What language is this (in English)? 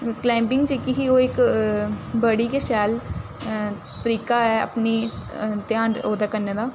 Dogri